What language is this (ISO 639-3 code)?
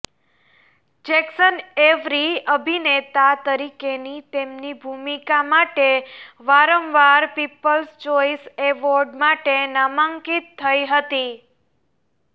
guj